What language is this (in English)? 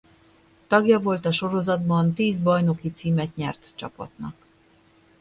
Hungarian